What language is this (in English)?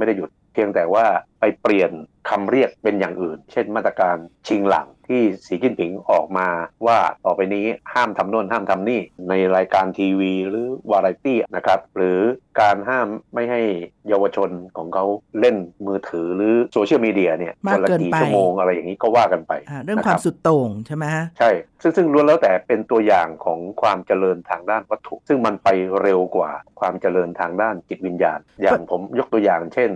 Thai